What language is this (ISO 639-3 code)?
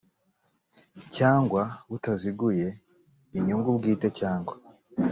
kin